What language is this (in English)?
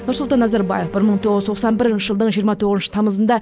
Kazakh